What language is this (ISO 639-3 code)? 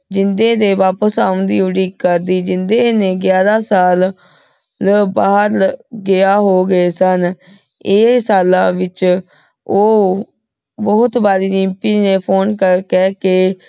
pan